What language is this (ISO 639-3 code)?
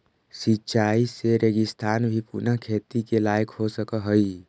mag